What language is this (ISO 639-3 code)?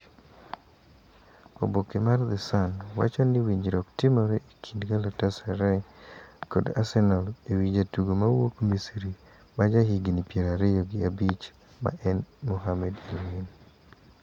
luo